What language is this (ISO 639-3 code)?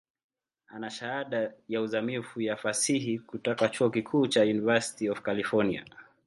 swa